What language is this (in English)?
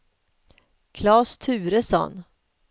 Swedish